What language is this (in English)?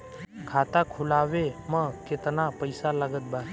Bhojpuri